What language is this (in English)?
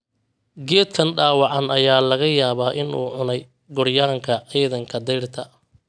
Somali